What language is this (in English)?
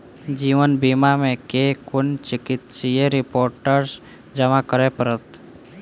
Maithili